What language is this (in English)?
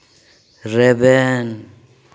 Santali